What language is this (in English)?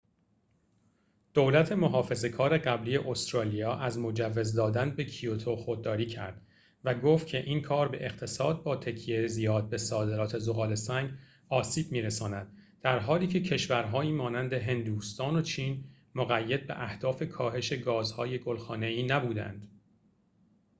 Persian